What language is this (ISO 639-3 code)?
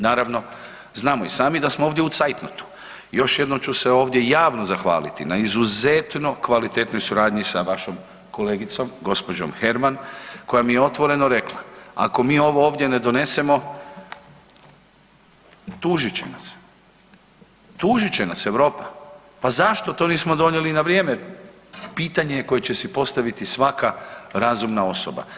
hrv